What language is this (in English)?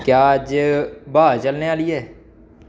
Dogri